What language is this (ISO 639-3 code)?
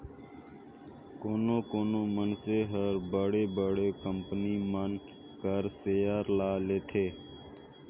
hne